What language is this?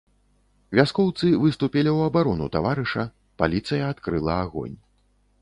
Belarusian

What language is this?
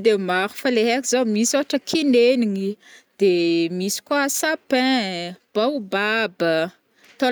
Northern Betsimisaraka Malagasy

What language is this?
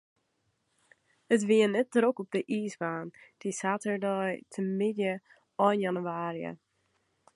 Western Frisian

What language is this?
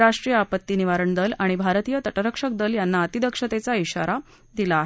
Marathi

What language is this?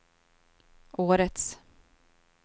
Swedish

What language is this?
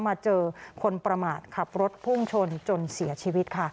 Thai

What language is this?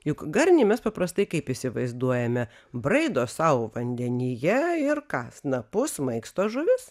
Lithuanian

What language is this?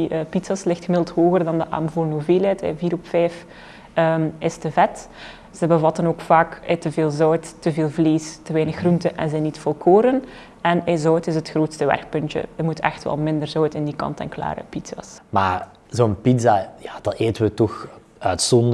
Dutch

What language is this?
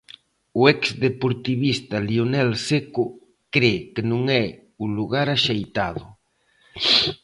Galician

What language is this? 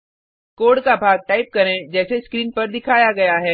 Hindi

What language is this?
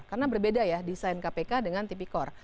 Indonesian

